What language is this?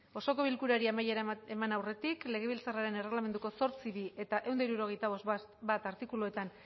Basque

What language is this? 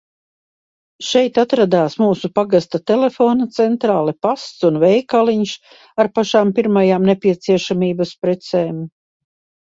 Latvian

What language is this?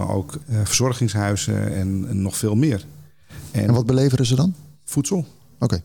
Dutch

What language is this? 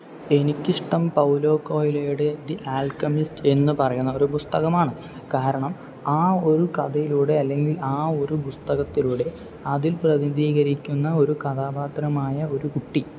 Malayalam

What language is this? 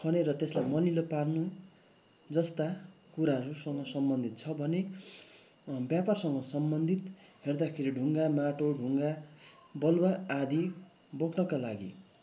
Nepali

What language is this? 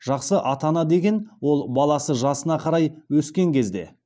Kazakh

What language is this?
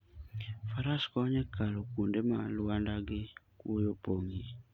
Luo (Kenya and Tanzania)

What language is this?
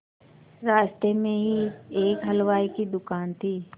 Hindi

